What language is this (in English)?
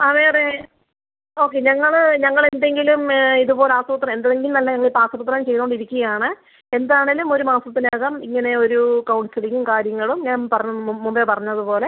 Malayalam